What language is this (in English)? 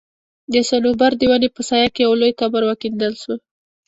Pashto